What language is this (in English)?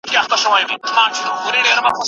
Pashto